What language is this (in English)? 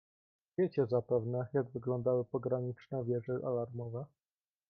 Polish